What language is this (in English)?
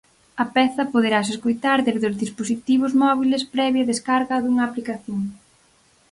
Galician